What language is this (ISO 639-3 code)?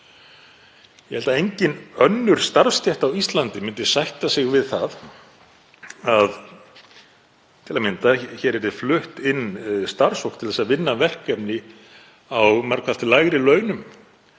isl